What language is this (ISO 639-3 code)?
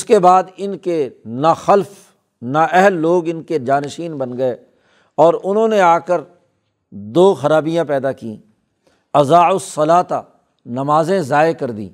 urd